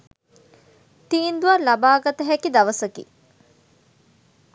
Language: Sinhala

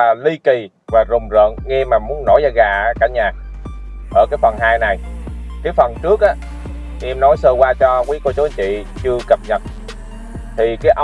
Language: Vietnamese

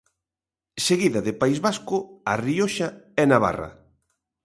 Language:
Galician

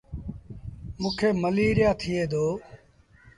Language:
Sindhi Bhil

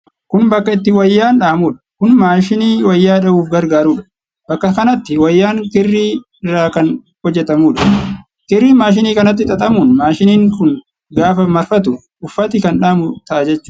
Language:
Oromo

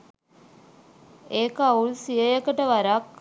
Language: Sinhala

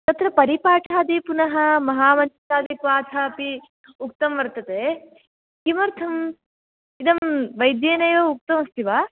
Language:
Sanskrit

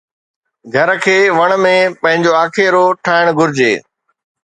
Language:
Sindhi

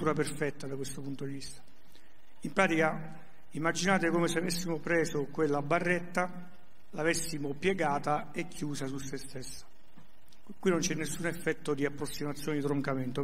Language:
Italian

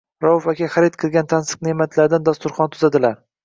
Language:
Uzbek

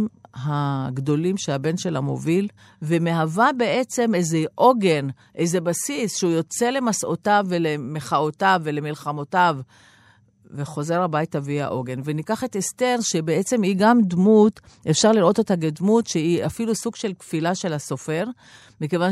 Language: Hebrew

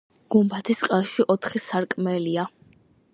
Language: Georgian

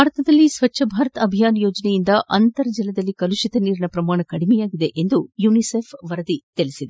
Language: Kannada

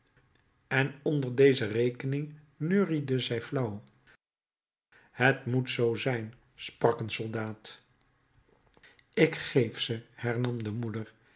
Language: Dutch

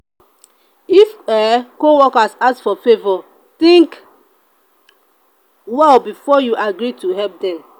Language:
Nigerian Pidgin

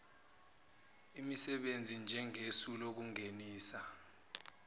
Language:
Zulu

